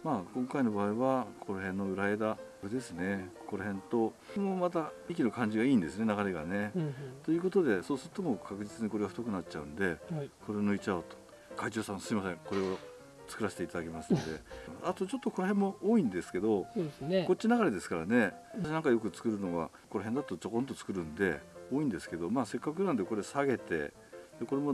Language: Japanese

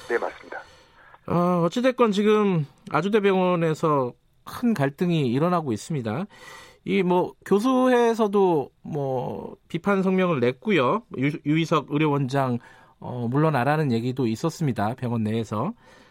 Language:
Korean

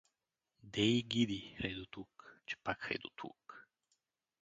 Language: Bulgarian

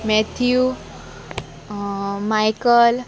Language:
Konkani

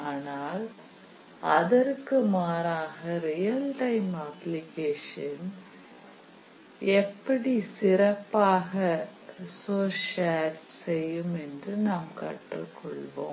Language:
Tamil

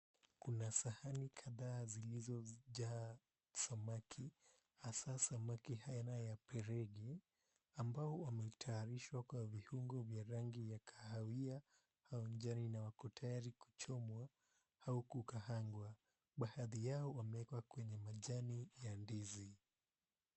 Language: Swahili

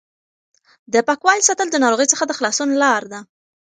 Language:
Pashto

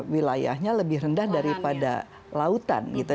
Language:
Indonesian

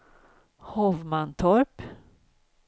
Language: Swedish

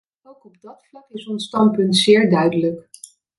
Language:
Dutch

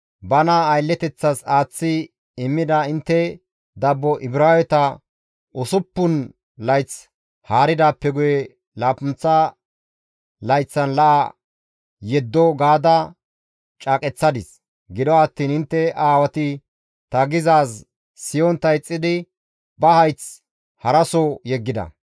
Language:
Gamo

